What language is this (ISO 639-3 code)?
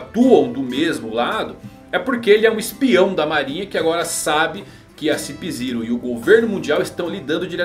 por